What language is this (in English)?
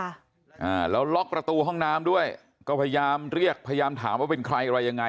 Thai